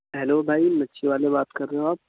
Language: Urdu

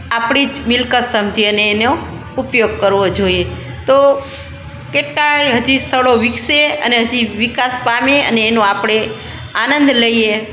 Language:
Gujarati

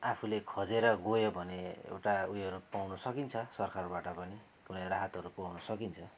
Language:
Nepali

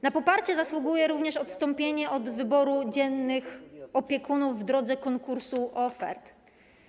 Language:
Polish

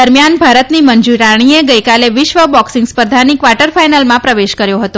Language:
Gujarati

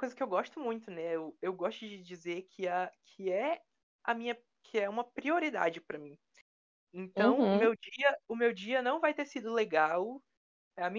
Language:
Portuguese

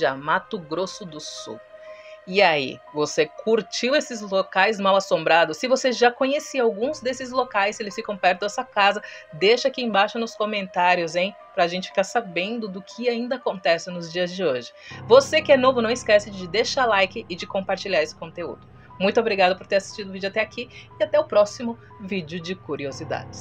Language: Portuguese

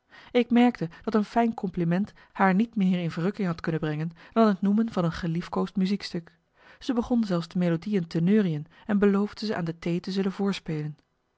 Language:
Dutch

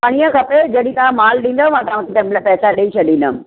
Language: Sindhi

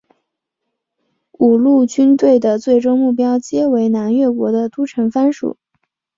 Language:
Chinese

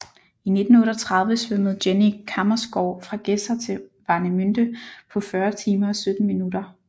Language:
Danish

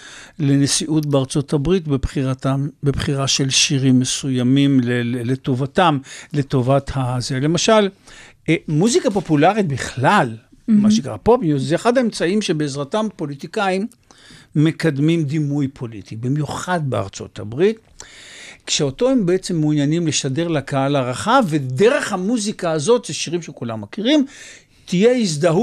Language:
Hebrew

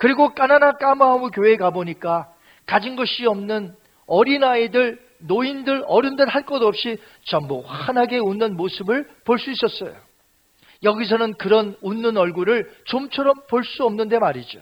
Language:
Korean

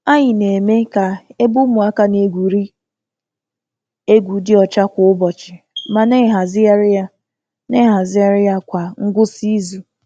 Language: Igbo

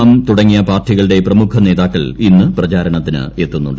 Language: Malayalam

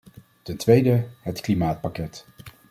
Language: Dutch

